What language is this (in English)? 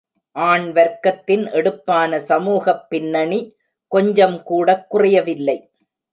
Tamil